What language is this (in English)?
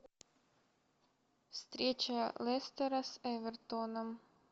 Russian